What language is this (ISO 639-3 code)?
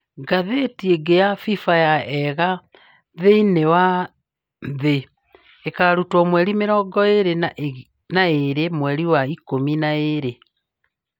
kik